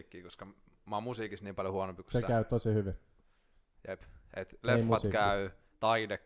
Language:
Finnish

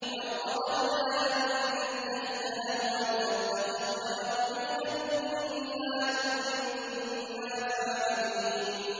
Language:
Arabic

